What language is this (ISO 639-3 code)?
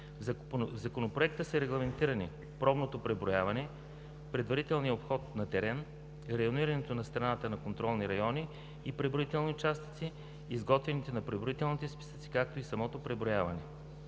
bul